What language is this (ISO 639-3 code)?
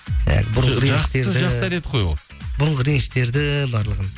kaz